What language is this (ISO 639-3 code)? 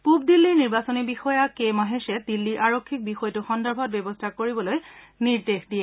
asm